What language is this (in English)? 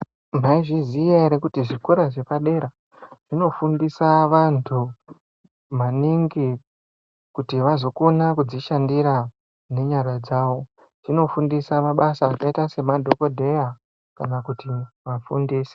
Ndau